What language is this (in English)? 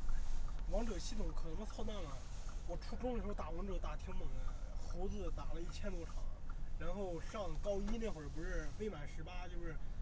Chinese